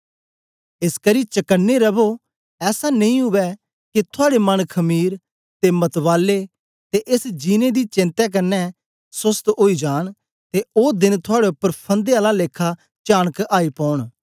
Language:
Dogri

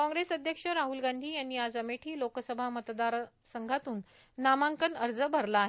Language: Marathi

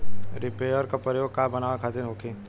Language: Bhojpuri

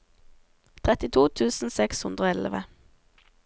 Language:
Norwegian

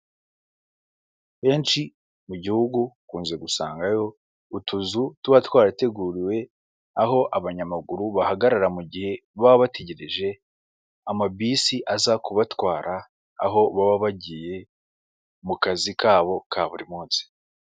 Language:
Kinyarwanda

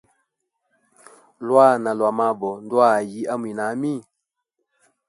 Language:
Hemba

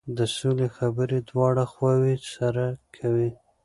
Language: Pashto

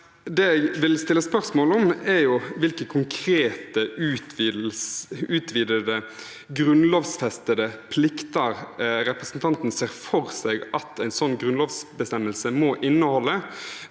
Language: Norwegian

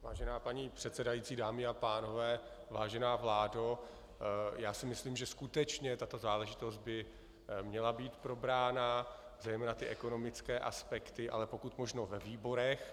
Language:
Czech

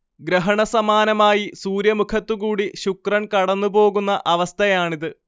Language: Malayalam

